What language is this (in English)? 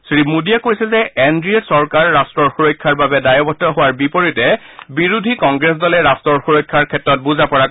Assamese